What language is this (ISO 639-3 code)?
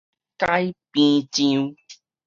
nan